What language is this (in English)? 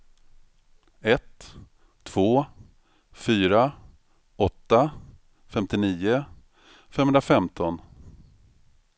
Swedish